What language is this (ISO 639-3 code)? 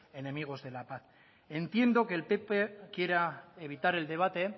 spa